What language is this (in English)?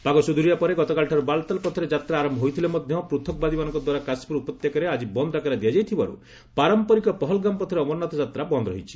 Odia